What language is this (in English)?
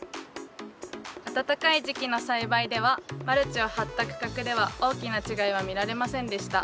Japanese